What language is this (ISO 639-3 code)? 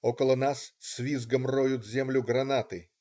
rus